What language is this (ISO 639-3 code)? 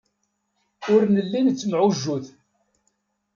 kab